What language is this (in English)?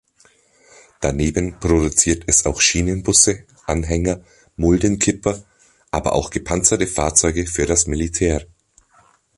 German